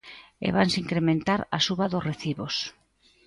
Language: Galician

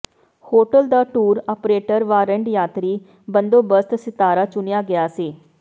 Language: Punjabi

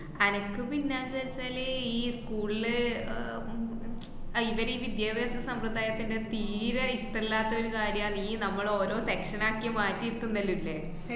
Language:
Malayalam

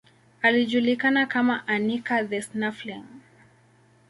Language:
Swahili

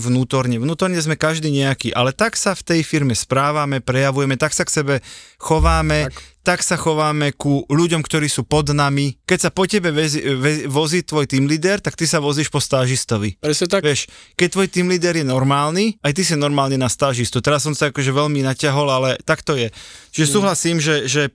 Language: Slovak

